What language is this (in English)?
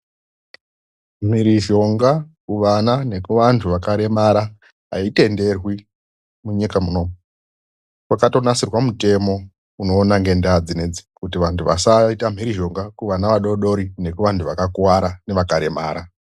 Ndau